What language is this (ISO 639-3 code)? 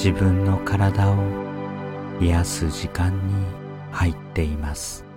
jpn